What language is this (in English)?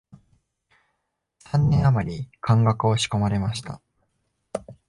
Japanese